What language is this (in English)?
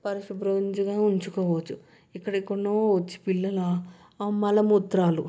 Telugu